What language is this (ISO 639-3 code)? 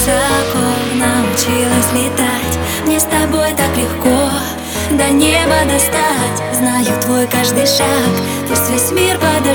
rus